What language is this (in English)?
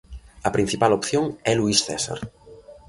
Galician